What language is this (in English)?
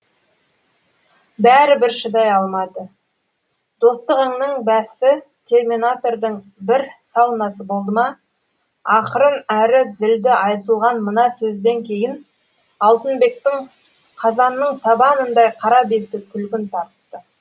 Kazakh